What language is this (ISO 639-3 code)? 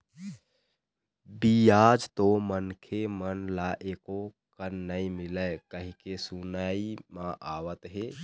hne